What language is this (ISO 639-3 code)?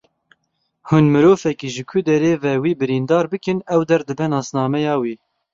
kur